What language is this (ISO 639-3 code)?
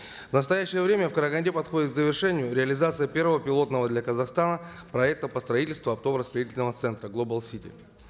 kaz